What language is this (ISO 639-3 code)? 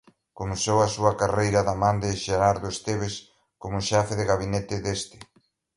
glg